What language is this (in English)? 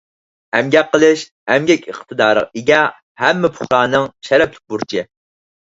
Uyghur